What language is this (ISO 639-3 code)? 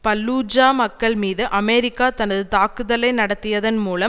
tam